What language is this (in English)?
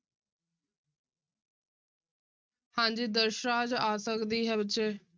Punjabi